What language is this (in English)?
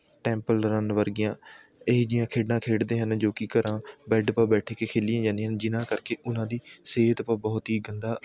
Punjabi